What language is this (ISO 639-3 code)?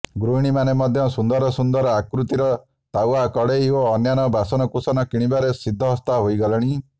ori